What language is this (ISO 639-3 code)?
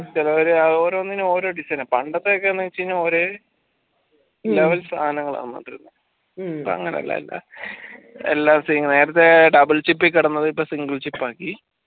mal